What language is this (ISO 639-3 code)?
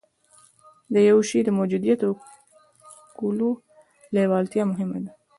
pus